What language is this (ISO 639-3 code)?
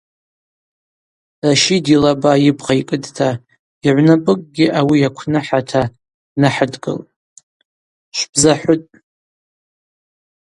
abq